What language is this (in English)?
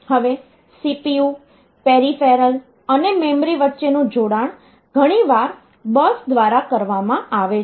Gujarati